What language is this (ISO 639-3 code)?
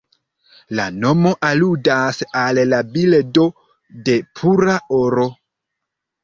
epo